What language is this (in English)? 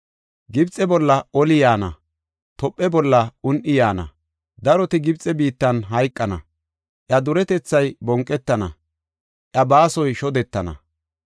Gofa